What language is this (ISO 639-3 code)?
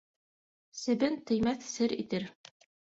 bak